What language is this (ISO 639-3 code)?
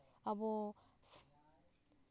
sat